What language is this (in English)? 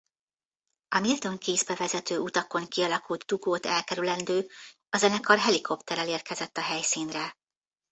Hungarian